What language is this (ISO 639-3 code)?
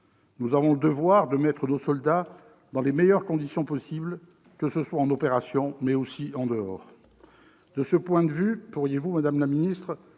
fra